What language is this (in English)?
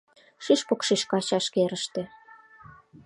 Mari